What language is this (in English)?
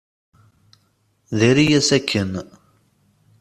Kabyle